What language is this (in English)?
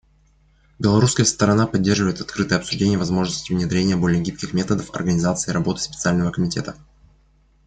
Russian